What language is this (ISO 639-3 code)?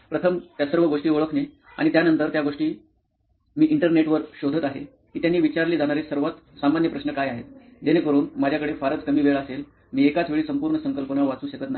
mar